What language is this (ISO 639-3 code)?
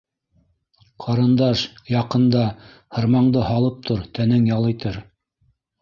bak